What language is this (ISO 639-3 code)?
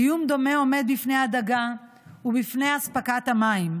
heb